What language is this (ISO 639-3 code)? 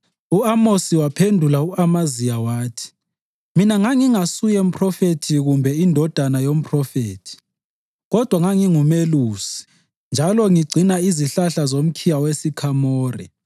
nde